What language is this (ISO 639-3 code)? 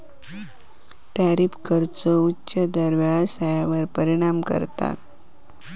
mar